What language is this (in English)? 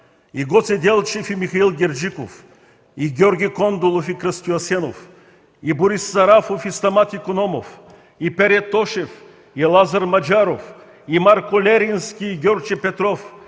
Bulgarian